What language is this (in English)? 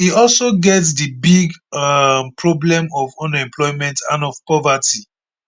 Nigerian Pidgin